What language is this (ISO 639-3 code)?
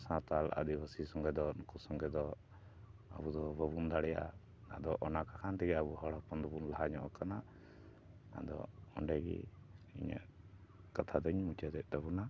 sat